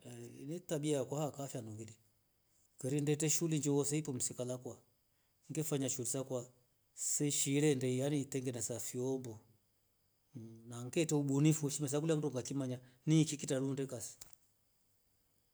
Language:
Rombo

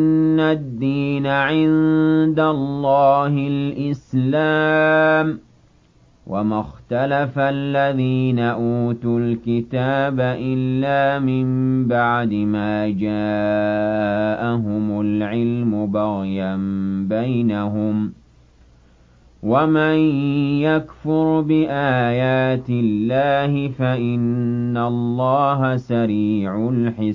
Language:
Arabic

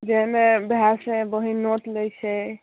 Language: Maithili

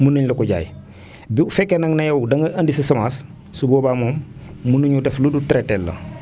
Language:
Wolof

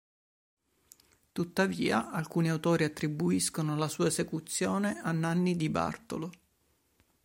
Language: Italian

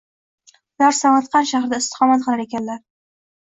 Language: Uzbek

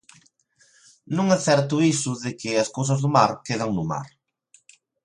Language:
Galician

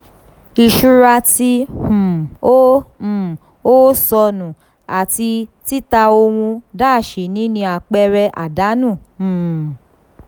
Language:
Yoruba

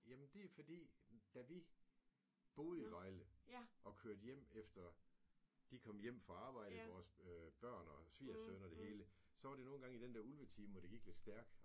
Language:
Danish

